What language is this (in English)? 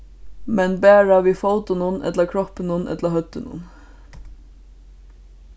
Faroese